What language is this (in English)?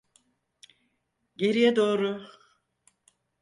Turkish